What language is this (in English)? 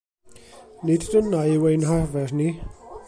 Welsh